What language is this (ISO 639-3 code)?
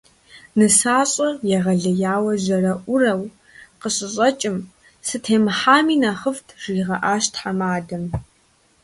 kbd